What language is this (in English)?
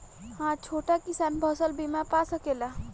Bhojpuri